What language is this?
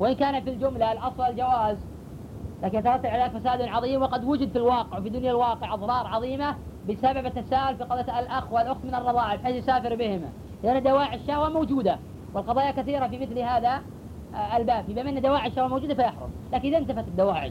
Arabic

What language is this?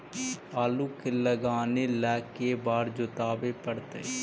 Magahi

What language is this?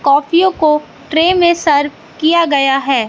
Hindi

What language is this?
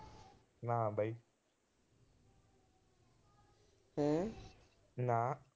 Punjabi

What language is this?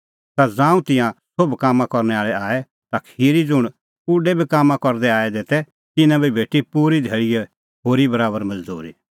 Kullu Pahari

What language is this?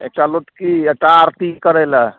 Maithili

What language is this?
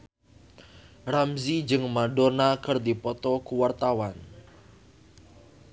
Sundanese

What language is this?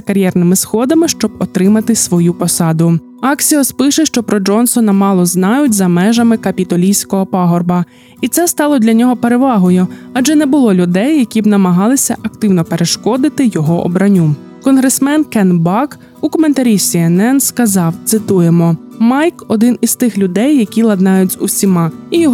Ukrainian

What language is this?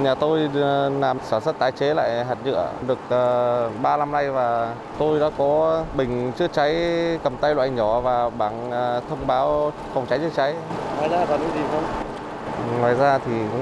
Vietnamese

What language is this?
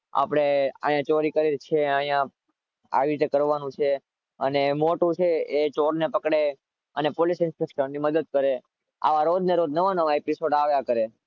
Gujarati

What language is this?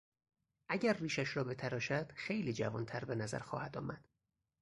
Persian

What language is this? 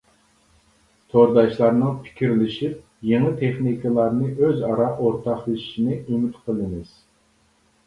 Uyghur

